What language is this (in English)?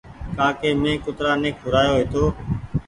Goaria